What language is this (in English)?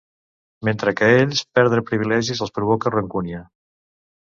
Catalan